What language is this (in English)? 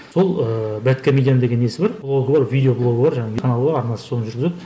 Kazakh